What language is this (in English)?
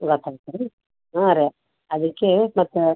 Kannada